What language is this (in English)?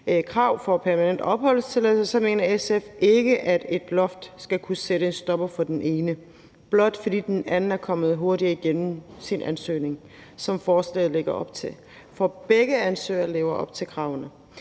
Danish